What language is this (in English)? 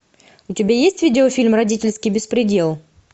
Russian